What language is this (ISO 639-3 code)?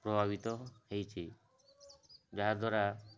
ori